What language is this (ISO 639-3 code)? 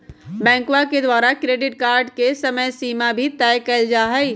mag